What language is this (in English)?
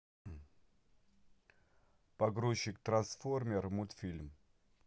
Russian